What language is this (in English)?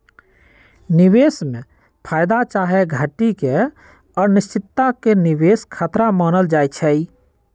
Magahi